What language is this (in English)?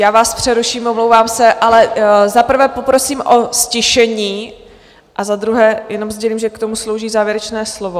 Czech